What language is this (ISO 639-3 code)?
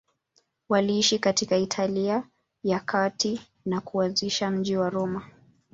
swa